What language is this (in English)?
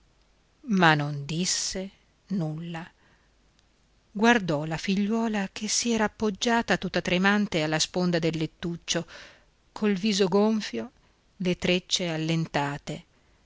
Italian